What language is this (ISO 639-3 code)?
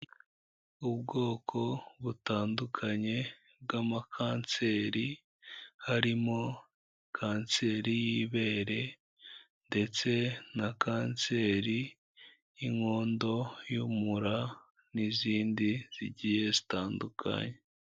kin